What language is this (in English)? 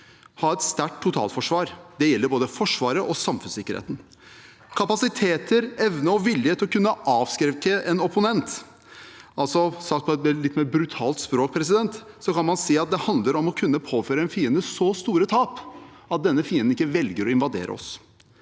Norwegian